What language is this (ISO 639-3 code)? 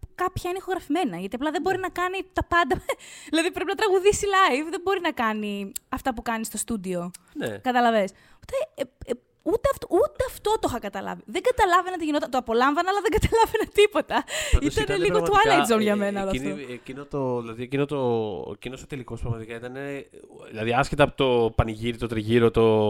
ell